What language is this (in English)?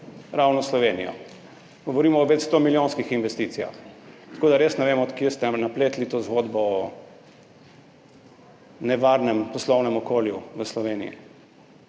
Slovenian